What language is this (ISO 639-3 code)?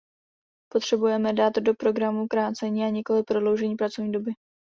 ces